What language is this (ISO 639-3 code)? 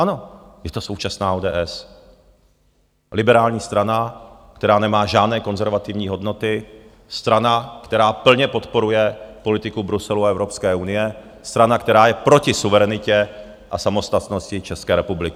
ces